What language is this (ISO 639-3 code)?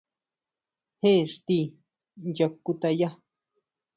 mau